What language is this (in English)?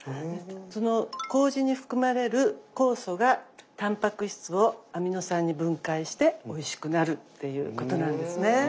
Japanese